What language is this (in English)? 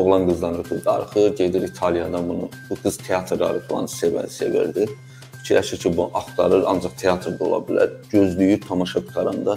Turkish